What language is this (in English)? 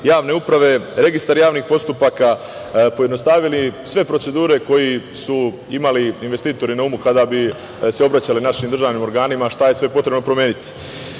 Serbian